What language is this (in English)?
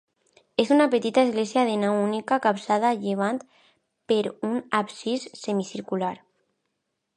Catalan